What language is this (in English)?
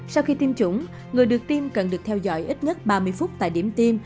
Vietnamese